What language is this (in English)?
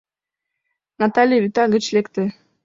Mari